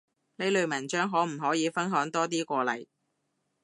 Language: Cantonese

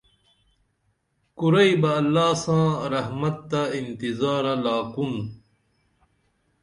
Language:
Dameli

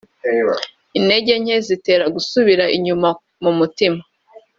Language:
Kinyarwanda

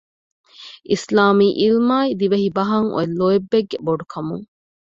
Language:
Divehi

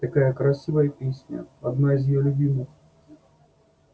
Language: Russian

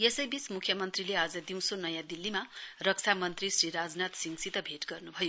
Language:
Nepali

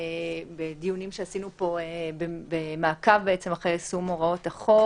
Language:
Hebrew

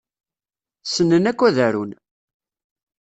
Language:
Kabyle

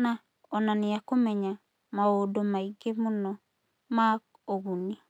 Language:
Kikuyu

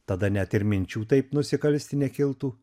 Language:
Lithuanian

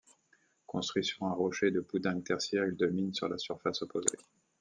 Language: French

